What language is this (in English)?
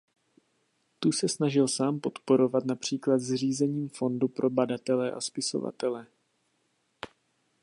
Czech